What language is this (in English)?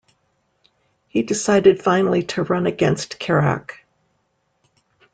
English